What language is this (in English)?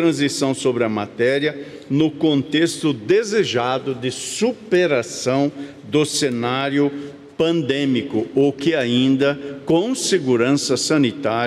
Portuguese